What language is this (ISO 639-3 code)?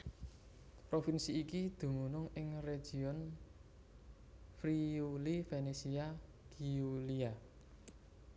jav